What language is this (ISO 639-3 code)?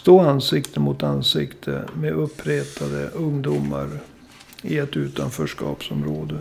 swe